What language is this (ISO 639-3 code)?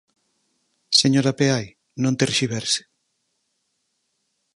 glg